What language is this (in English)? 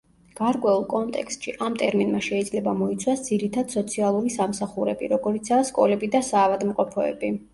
Georgian